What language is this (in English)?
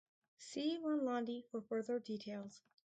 English